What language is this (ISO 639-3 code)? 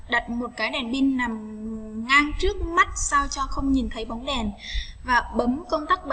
vie